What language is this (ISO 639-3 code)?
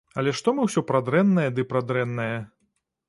bel